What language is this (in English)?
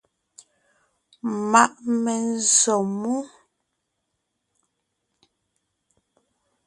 Ngiemboon